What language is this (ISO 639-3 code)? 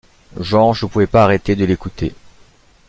fra